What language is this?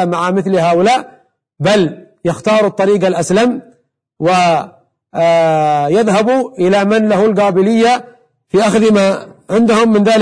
Arabic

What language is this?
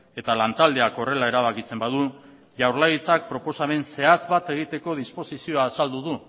Basque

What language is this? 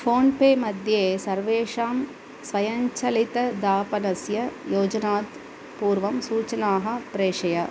Sanskrit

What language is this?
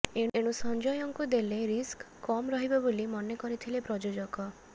Odia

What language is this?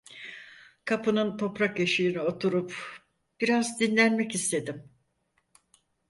Turkish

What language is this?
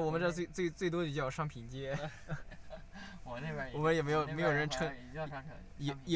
Chinese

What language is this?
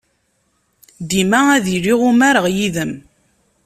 Kabyle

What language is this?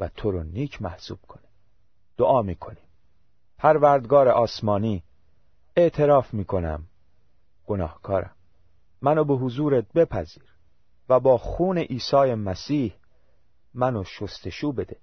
Persian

